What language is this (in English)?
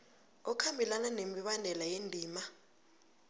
South Ndebele